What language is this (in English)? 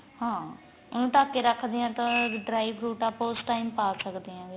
Punjabi